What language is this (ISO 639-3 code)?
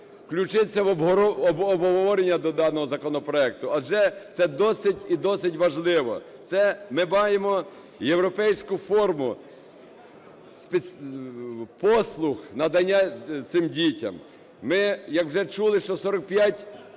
ukr